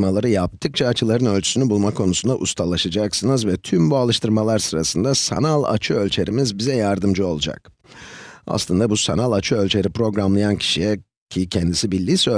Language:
Turkish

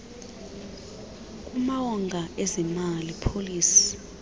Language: Xhosa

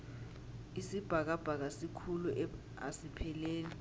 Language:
South Ndebele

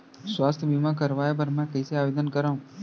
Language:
Chhattisgarhi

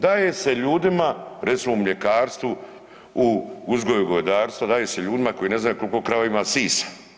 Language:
Croatian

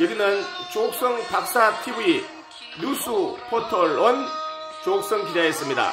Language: Korean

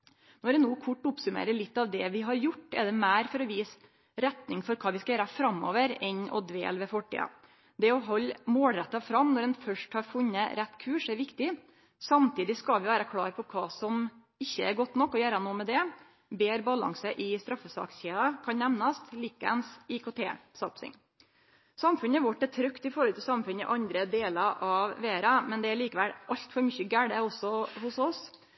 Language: Norwegian Nynorsk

